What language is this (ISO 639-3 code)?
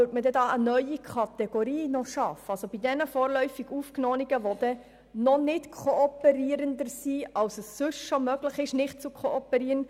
gsw